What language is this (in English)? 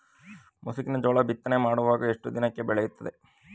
Kannada